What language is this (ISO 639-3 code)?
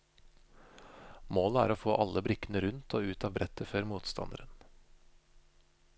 nor